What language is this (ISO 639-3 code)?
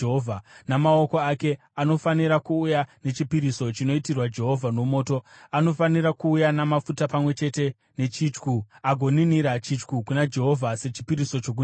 sna